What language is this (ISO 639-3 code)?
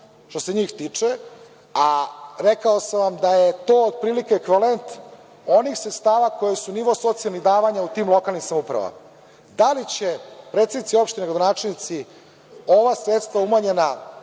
srp